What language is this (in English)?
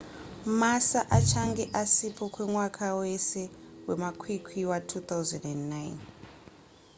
Shona